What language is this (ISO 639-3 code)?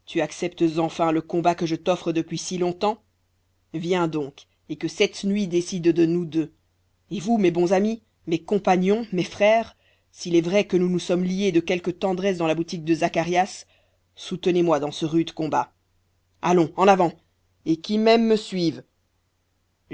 fra